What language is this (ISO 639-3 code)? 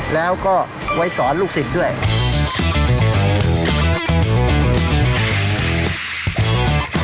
tha